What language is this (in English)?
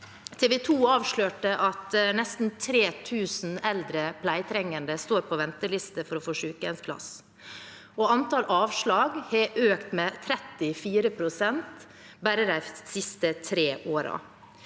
Norwegian